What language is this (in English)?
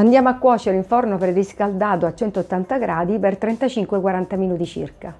Italian